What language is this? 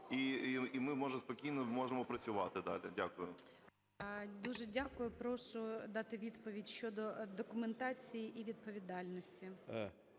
Ukrainian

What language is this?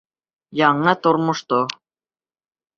Bashkir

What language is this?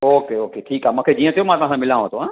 Sindhi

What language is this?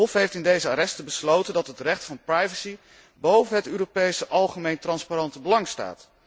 Dutch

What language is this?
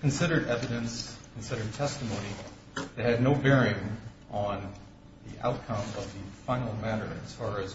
English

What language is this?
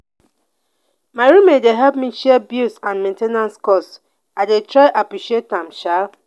Nigerian Pidgin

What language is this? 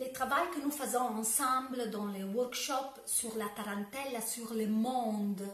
French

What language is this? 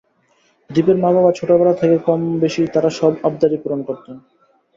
Bangla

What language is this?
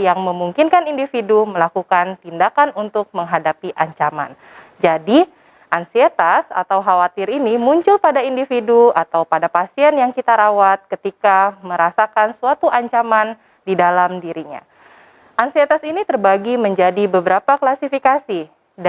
Indonesian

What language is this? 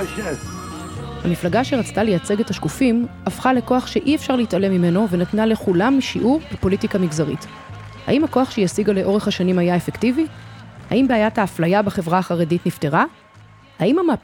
Hebrew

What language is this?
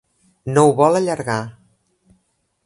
Catalan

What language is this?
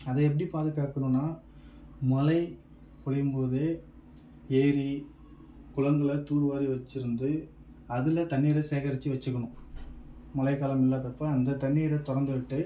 Tamil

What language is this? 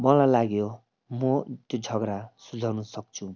Nepali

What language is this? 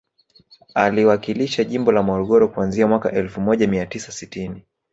Swahili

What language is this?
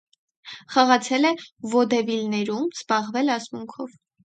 Armenian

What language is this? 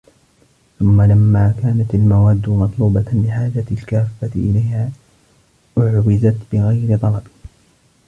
Arabic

